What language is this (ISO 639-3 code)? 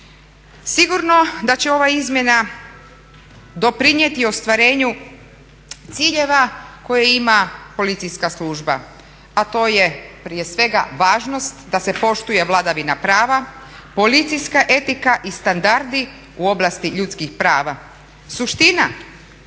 hrv